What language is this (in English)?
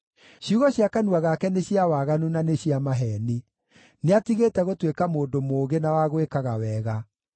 Kikuyu